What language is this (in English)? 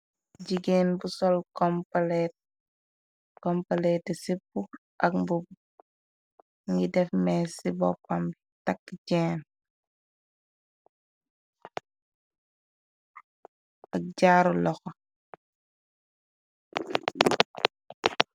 Wolof